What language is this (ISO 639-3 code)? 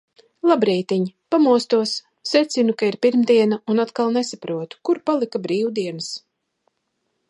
lav